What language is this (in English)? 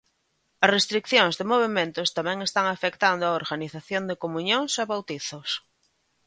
Galician